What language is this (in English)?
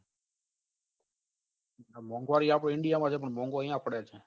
Gujarati